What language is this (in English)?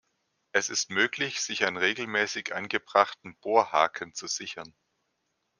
German